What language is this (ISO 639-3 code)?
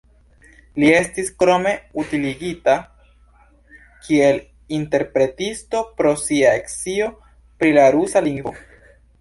epo